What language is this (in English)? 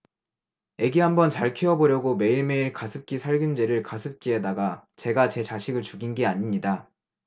Korean